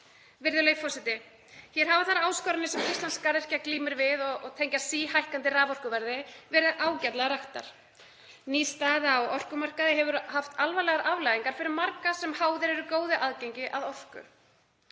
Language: Icelandic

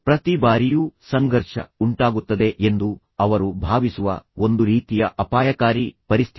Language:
Kannada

